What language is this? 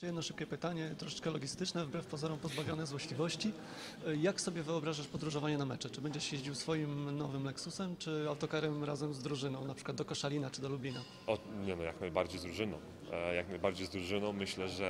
Polish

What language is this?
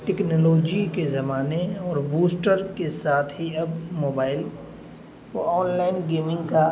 Urdu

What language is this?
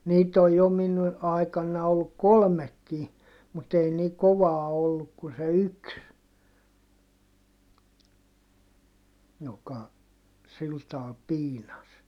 Finnish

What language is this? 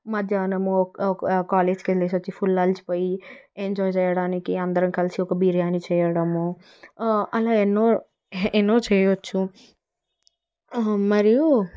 Telugu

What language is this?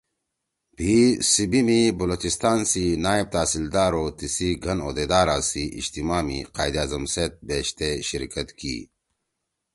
Torwali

